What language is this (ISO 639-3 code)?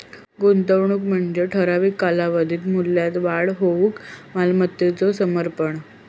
mar